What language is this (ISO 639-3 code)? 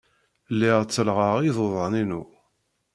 kab